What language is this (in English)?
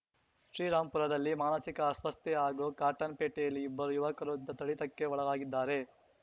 Kannada